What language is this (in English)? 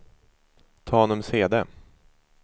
Swedish